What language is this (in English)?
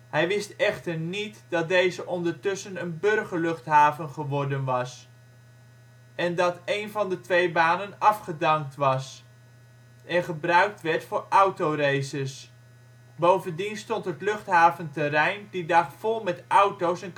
Dutch